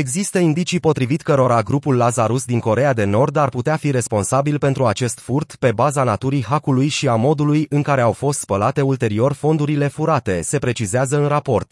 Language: Romanian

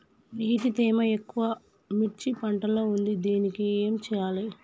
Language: Telugu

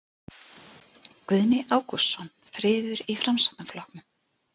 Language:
Icelandic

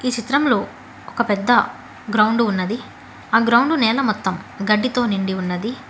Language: Telugu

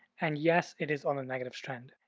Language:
English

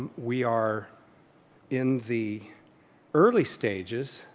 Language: English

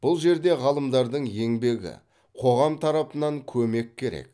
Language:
Kazakh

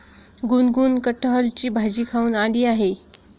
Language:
Marathi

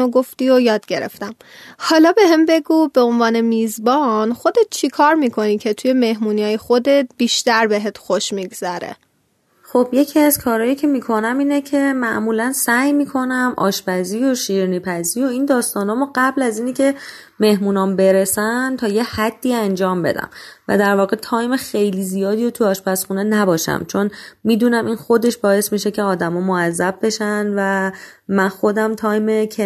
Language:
Persian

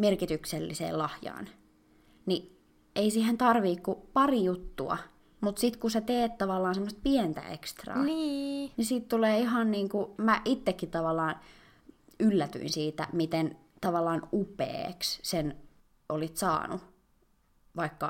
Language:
Finnish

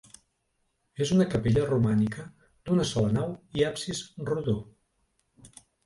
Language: Catalan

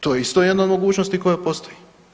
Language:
Croatian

